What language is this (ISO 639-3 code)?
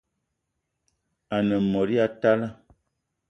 eto